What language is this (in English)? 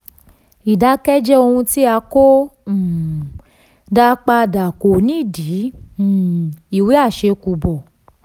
Yoruba